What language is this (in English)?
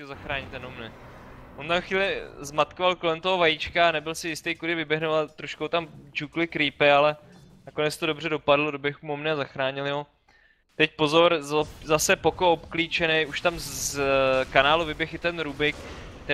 Czech